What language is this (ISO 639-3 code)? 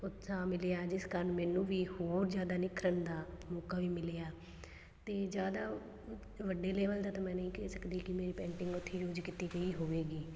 pan